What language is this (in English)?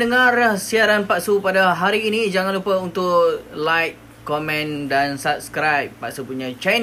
Malay